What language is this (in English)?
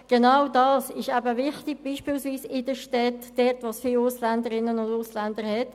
Swiss German